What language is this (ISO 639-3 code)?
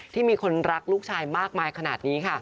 tha